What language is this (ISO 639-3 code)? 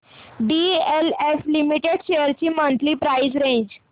mar